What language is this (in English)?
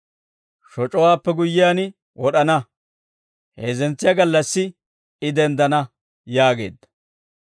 Dawro